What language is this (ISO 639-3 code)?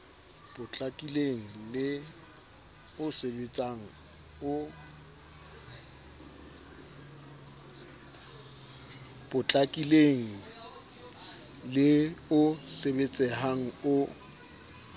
sot